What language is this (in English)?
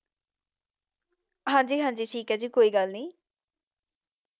Punjabi